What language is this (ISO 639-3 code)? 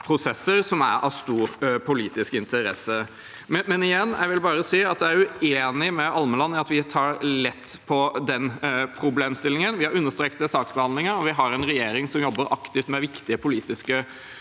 nor